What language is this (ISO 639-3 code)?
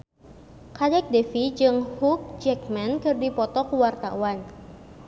sun